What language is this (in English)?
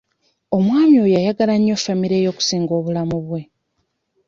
Ganda